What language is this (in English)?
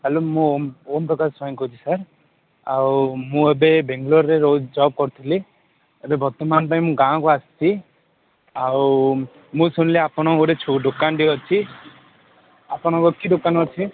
Odia